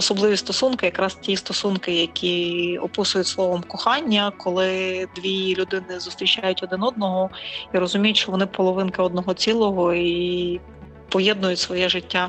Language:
Ukrainian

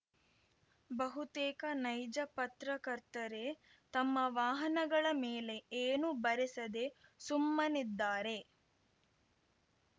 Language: Kannada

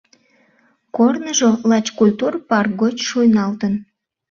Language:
Mari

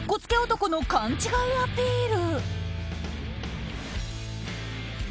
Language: Japanese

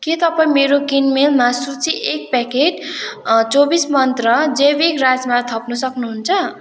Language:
Nepali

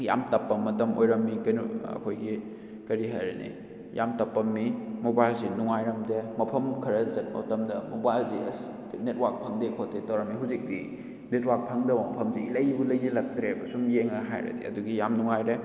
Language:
Manipuri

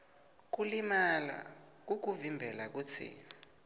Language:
Swati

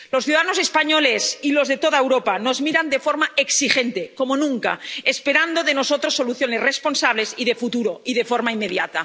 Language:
Spanish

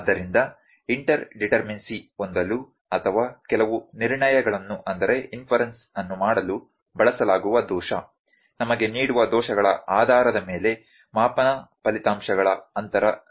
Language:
Kannada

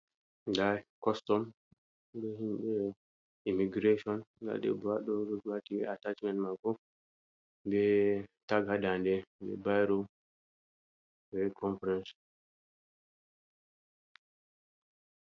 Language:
Fula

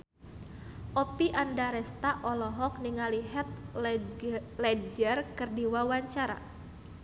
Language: Sundanese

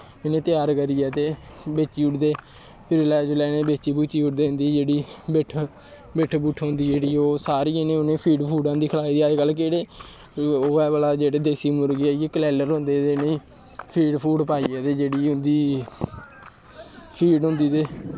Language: Dogri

